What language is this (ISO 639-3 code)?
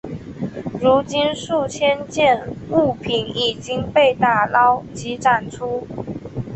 zho